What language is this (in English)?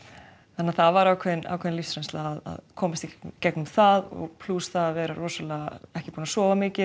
Icelandic